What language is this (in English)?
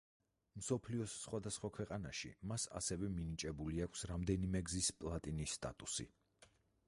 Georgian